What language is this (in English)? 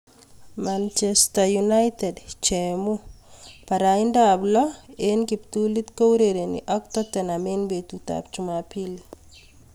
Kalenjin